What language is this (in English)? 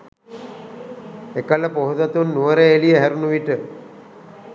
Sinhala